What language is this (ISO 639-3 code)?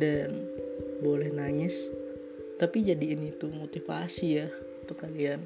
ind